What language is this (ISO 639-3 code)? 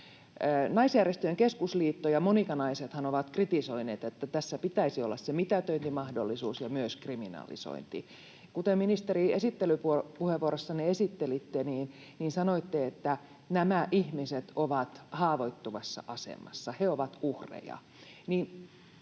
fin